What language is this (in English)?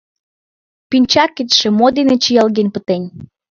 Mari